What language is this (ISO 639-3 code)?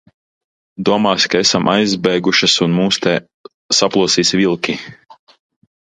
lav